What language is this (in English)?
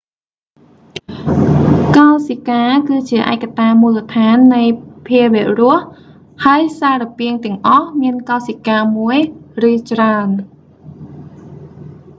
Khmer